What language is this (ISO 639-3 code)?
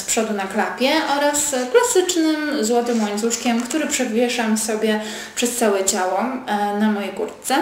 pol